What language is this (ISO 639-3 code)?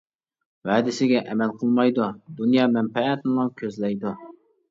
uig